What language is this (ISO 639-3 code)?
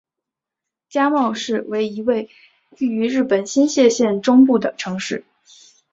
zho